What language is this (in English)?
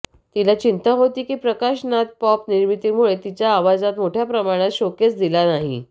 Marathi